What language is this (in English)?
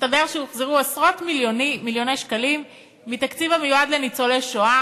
Hebrew